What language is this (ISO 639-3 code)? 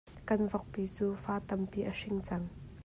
cnh